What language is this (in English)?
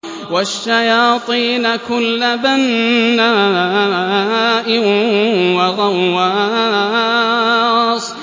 Arabic